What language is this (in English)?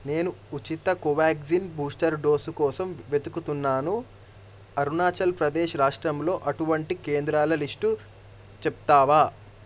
Telugu